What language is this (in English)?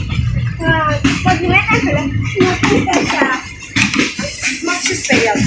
Romanian